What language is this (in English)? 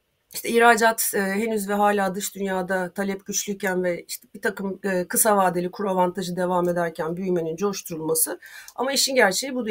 Turkish